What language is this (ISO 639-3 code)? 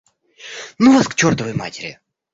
rus